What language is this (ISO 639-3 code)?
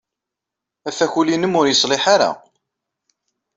kab